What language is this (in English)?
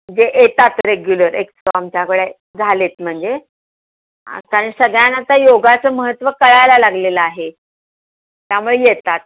Marathi